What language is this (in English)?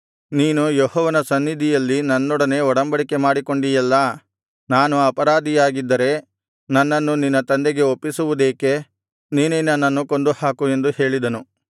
Kannada